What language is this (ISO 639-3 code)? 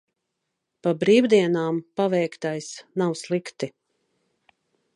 lav